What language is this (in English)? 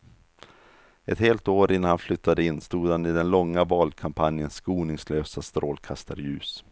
Swedish